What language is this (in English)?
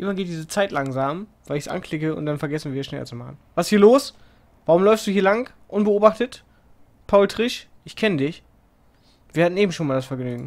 German